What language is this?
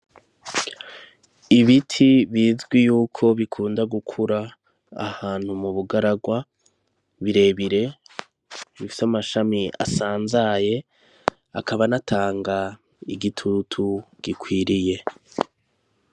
Rundi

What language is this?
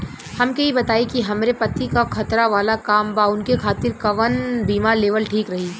Bhojpuri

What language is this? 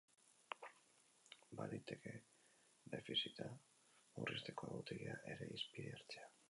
Basque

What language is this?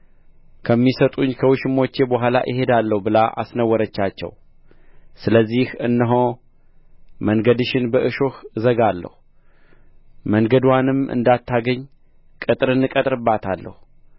Amharic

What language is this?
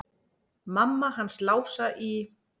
Icelandic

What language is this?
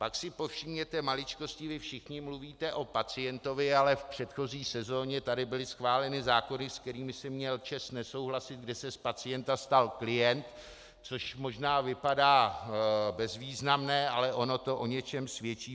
Czech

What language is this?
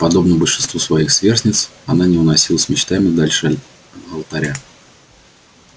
Russian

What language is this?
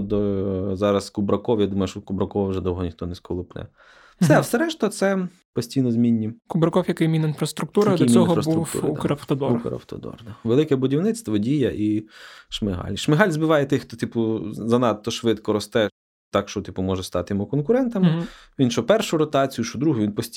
Ukrainian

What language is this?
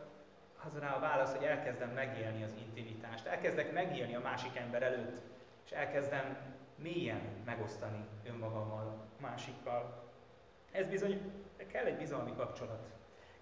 Hungarian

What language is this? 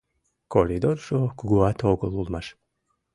Mari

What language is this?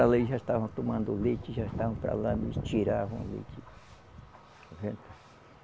Portuguese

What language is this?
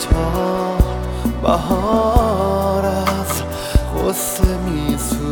Persian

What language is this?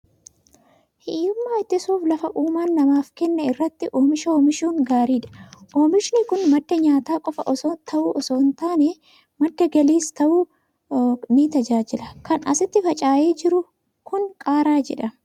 Oromo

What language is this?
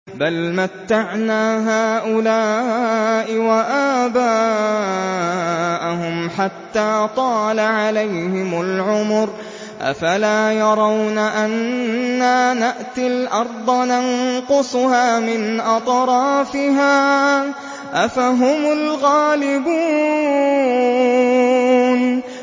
Arabic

